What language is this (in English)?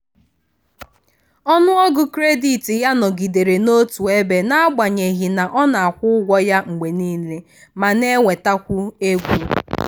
Igbo